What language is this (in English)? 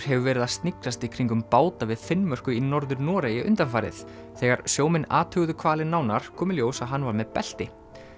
Icelandic